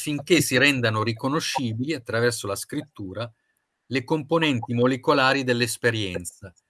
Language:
Italian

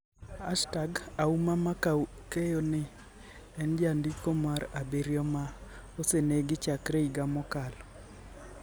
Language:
Luo (Kenya and Tanzania)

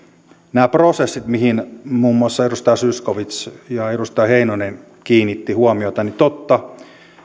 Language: Finnish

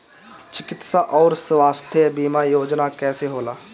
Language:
Bhojpuri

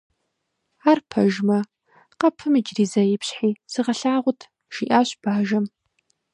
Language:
Kabardian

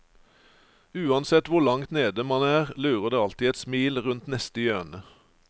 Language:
Norwegian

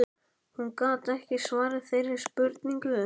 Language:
Icelandic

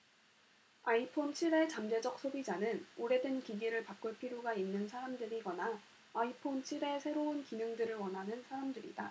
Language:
Korean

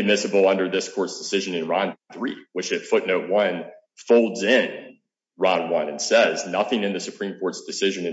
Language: English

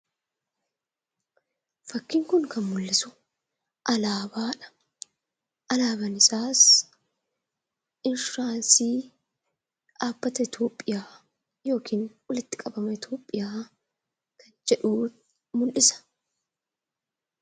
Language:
Oromo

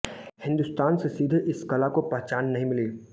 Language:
Hindi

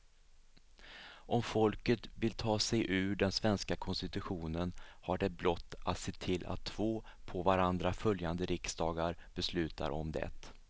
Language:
Swedish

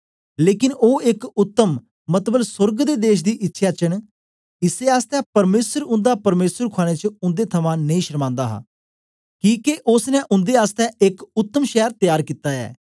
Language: Dogri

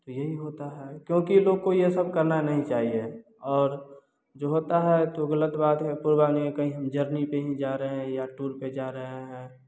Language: Hindi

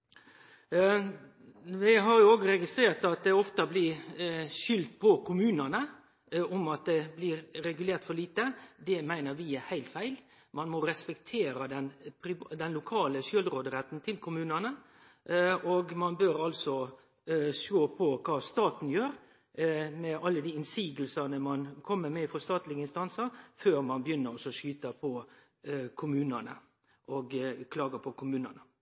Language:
Norwegian Nynorsk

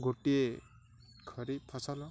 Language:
Odia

